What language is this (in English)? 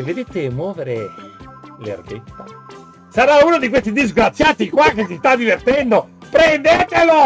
Italian